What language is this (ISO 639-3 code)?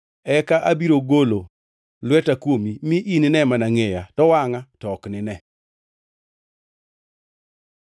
luo